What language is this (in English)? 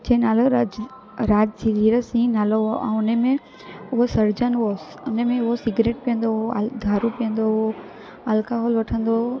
Sindhi